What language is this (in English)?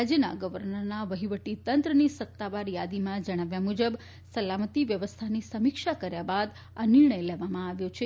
Gujarati